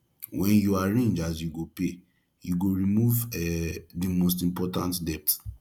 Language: Nigerian Pidgin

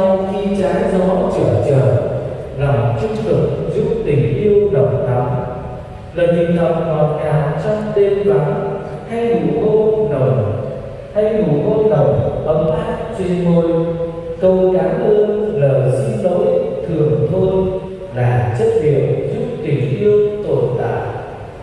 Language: Vietnamese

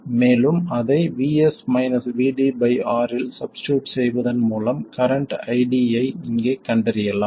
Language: Tamil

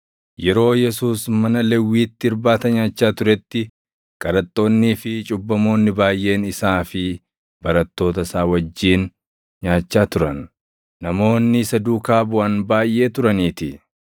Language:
Oromo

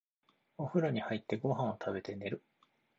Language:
Japanese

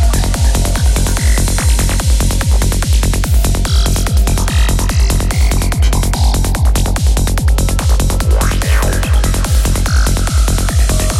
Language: Spanish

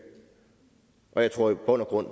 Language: Danish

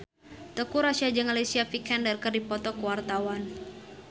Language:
Sundanese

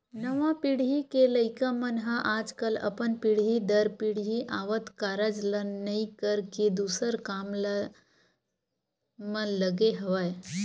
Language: Chhattisgarhi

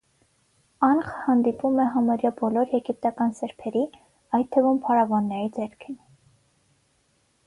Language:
Armenian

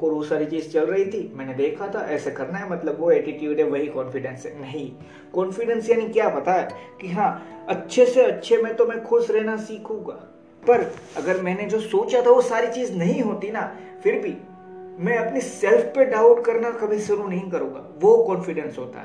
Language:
Hindi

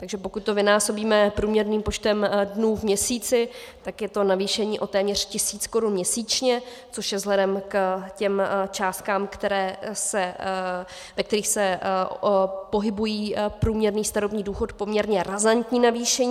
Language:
Czech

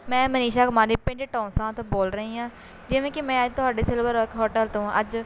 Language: Punjabi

